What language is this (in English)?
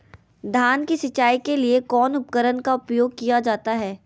Magahi